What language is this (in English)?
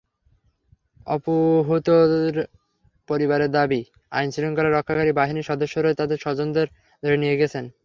Bangla